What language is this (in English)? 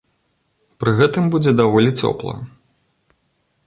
Belarusian